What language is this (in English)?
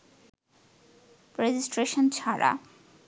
Bangla